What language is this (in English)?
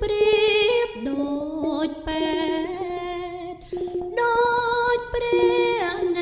Thai